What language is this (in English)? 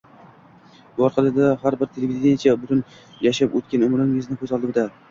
Uzbek